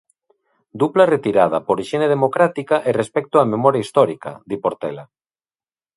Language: Galician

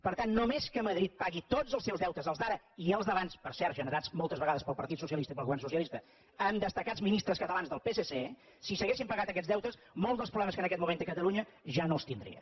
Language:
Catalan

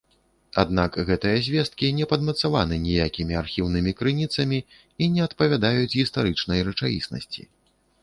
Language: Belarusian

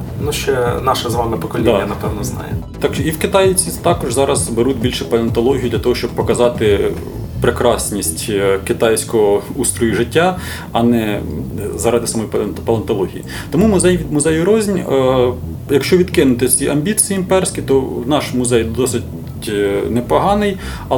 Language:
Ukrainian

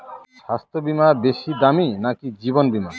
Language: Bangla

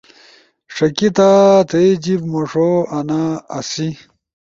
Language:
Ushojo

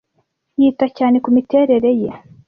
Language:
Kinyarwanda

